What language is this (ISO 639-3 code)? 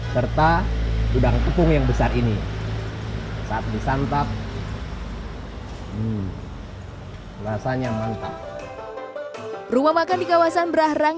ind